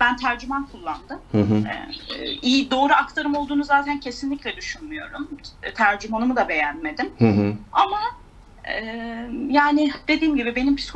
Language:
Turkish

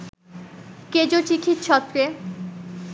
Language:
Bangla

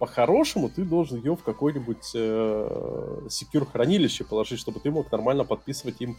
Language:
Russian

